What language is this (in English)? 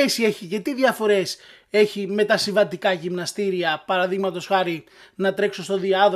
Greek